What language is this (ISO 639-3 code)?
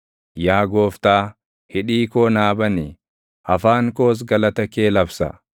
orm